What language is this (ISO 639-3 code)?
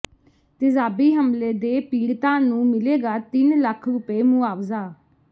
pan